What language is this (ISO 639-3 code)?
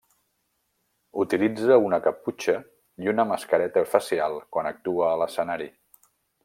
cat